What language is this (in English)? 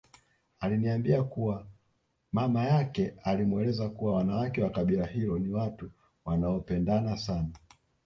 Swahili